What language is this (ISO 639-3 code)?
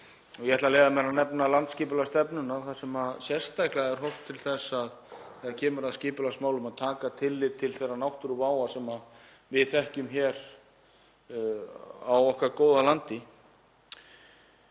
isl